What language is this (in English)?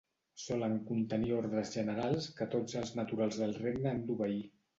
Catalan